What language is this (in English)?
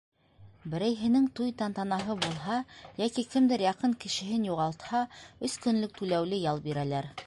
Bashkir